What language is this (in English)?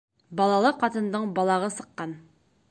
Bashkir